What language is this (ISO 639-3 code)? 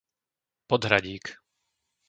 slk